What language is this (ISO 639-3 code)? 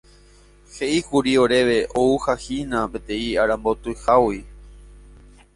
grn